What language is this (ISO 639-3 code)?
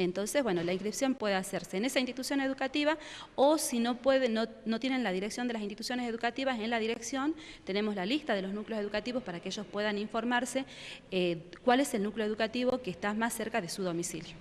spa